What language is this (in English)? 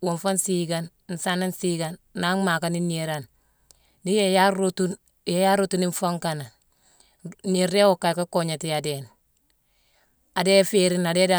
Mansoanka